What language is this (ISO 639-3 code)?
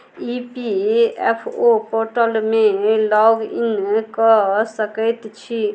mai